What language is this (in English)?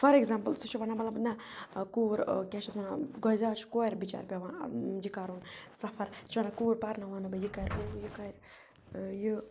Kashmiri